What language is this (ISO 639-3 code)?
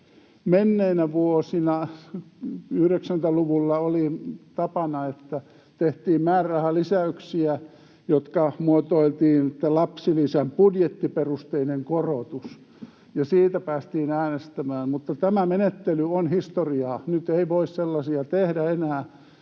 fin